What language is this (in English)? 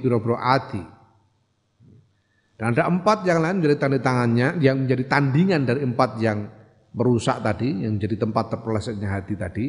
Indonesian